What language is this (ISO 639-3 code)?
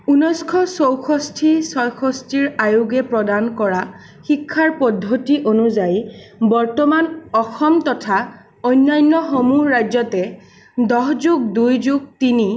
asm